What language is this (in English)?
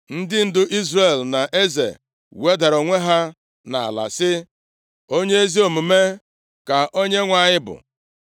Igbo